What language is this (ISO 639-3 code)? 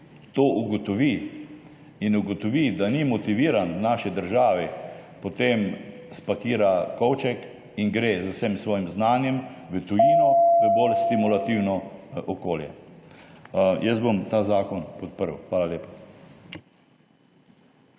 slv